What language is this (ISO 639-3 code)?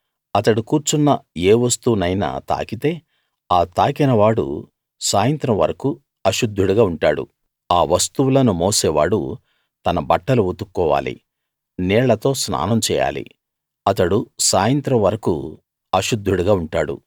tel